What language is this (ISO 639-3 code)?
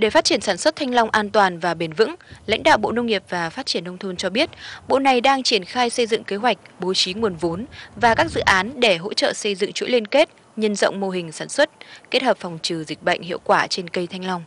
vie